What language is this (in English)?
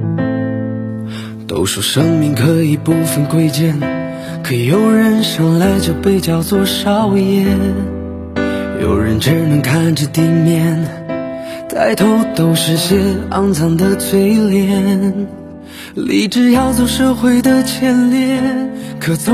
Chinese